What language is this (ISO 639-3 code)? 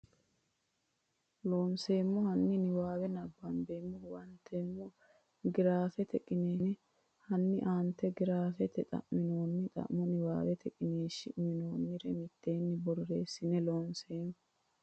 sid